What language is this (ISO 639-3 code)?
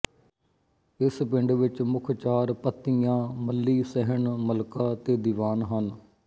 pan